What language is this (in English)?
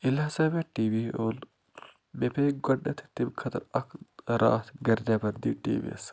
Kashmiri